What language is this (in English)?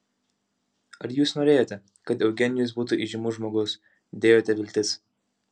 Lithuanian